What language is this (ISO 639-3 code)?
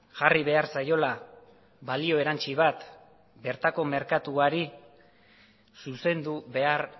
eus